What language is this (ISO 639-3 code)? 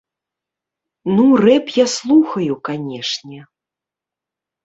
bel